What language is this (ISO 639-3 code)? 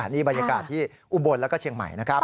tha